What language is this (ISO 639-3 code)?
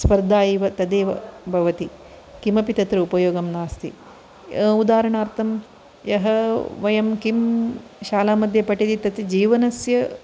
san